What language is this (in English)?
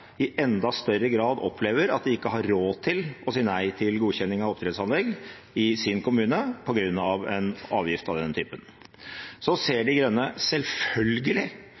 Norwegian Bokmål